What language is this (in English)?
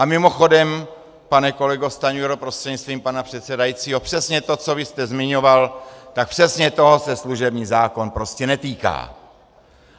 Czech